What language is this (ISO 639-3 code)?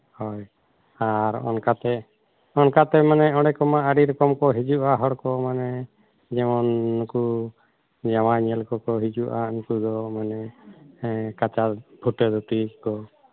sat